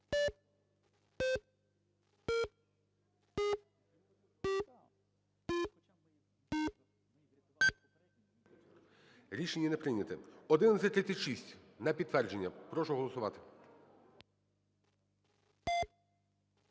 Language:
Ukrainian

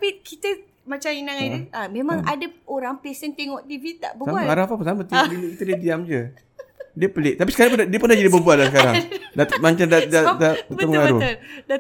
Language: Malay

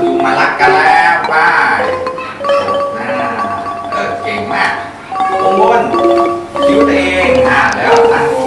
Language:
Thai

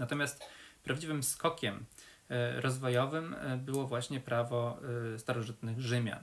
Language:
Polish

